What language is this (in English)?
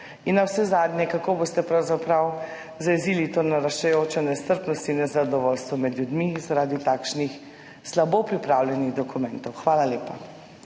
Slovenian